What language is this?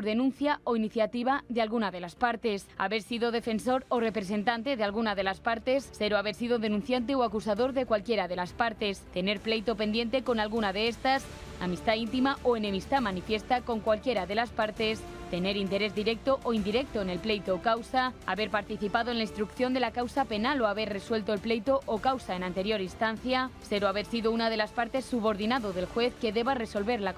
Spanish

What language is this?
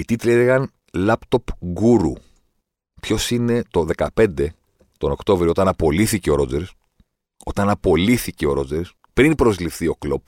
Greek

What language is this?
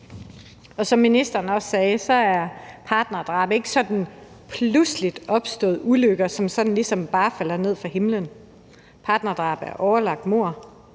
Danish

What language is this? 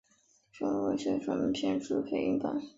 Chinese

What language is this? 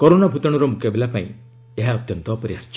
Odia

